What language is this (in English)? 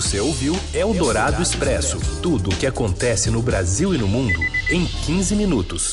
Portuguese